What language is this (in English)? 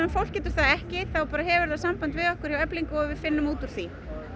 Icelandic